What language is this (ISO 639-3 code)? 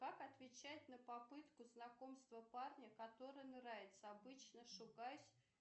rus